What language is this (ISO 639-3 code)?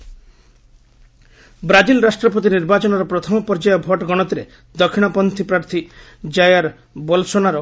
ori